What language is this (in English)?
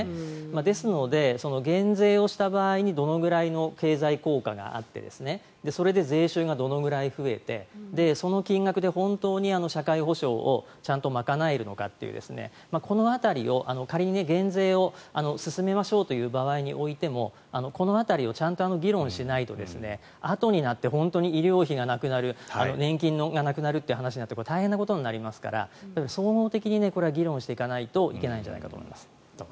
Japanese